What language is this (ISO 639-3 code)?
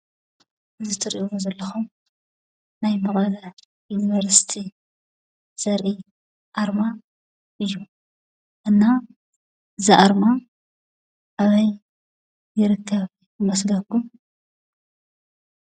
tir